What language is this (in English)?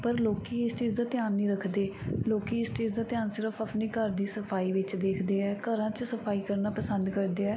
Punjabi